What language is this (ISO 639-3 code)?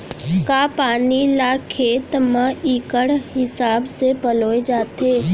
hne